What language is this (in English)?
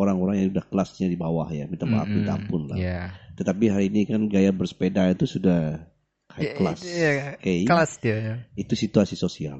Indonesian